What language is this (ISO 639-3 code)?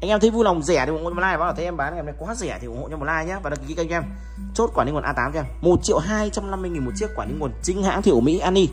vie